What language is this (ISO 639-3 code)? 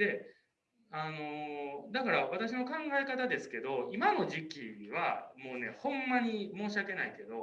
jpn